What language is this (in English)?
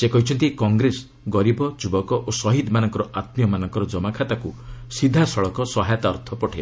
Odia